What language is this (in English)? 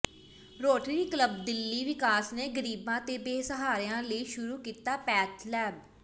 Punjabi